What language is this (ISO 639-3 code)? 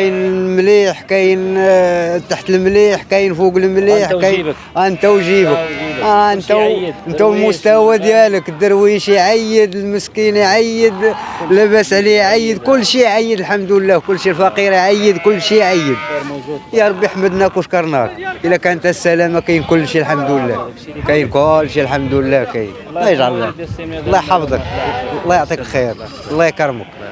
ara